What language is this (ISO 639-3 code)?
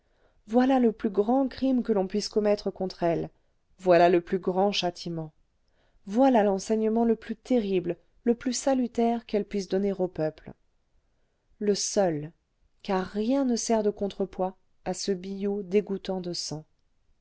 fra